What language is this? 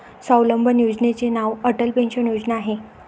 Marathi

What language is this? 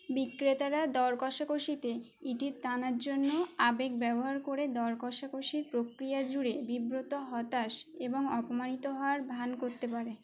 Bangla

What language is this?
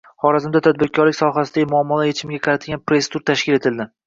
Uzbek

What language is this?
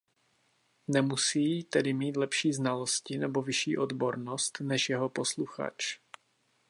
Czech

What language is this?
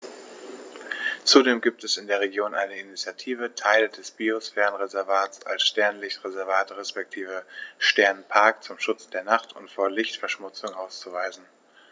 German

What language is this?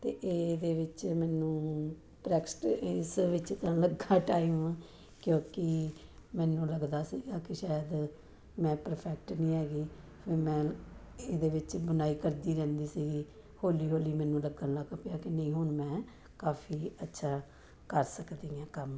Punjabi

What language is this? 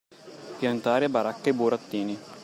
Italian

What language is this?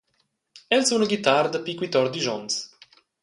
Romansh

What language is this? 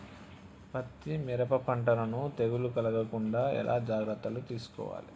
Telugu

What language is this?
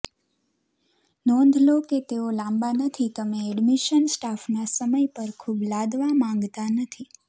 Gujarati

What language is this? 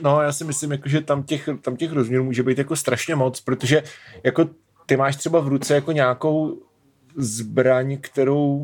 Czech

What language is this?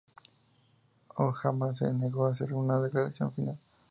Spanish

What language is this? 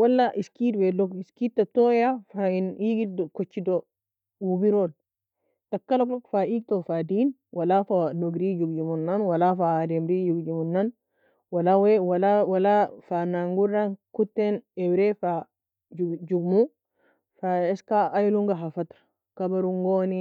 Nobiin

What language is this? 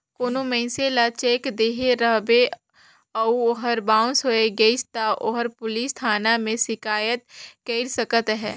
Chhattisgarhi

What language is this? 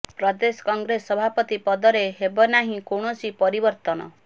Odia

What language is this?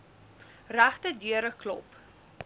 Afrikaans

